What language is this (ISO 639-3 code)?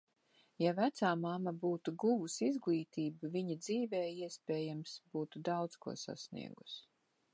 lav